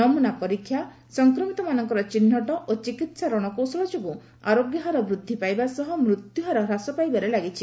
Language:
Odia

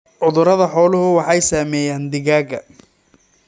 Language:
Somali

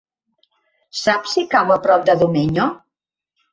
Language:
Catalan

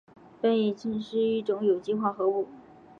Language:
Chinese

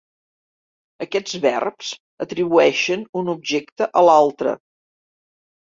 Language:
Catalan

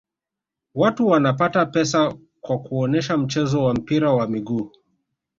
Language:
Swahili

